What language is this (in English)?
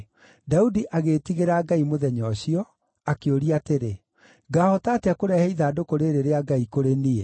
Kikuyu